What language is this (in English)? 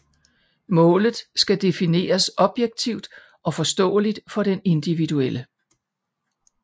Danish